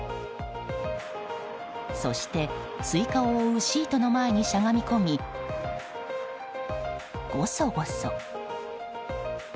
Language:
Japanese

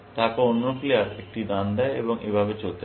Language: Bangla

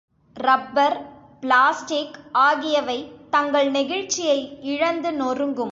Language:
Tamil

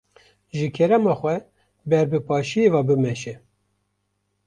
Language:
Kurdish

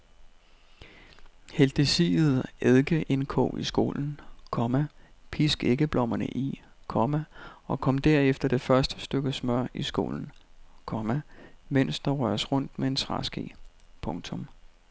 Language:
Danish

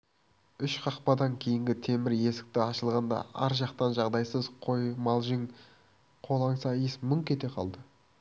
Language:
Kazakh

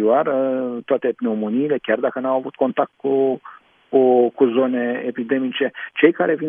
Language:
Romanian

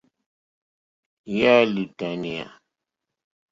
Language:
Mokpwe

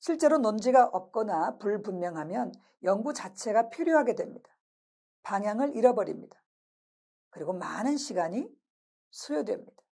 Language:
Korean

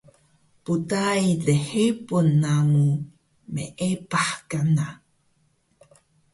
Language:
Taroko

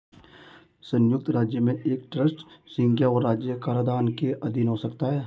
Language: Hindi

